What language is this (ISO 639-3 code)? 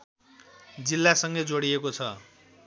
nep